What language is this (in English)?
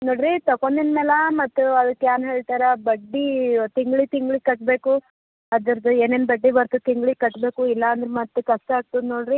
Kannada